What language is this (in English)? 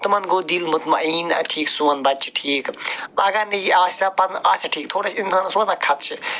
Kashmiri